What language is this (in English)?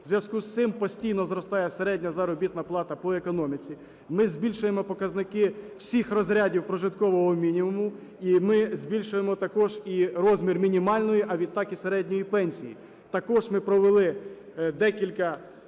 Ukrainian